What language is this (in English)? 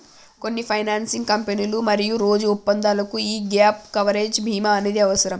Telugu